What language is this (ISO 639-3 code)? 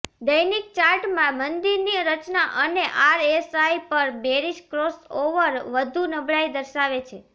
guj